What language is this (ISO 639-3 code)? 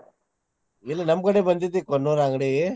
kan